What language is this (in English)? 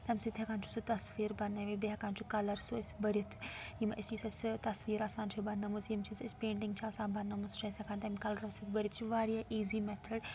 Kashmiri